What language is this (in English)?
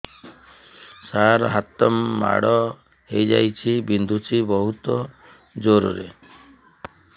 Odia